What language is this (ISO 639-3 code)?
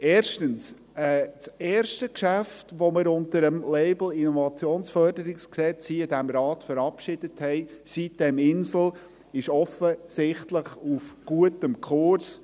gsw